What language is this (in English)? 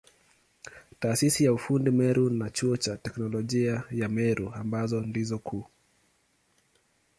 Swahili